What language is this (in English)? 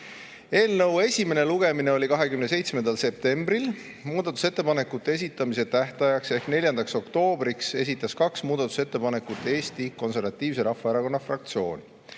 Estonian